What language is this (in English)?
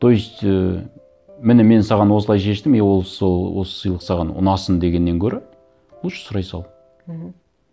Kazakh